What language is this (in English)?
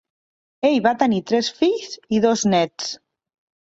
Catalan